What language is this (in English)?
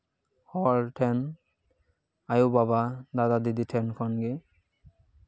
Santali